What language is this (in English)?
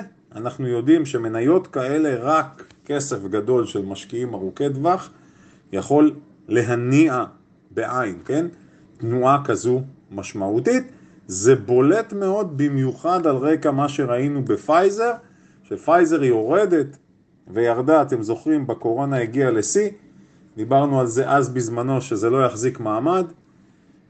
Hebrew